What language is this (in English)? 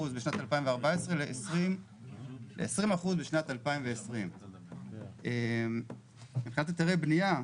Hebrew